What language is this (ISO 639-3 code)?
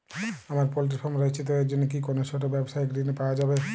ben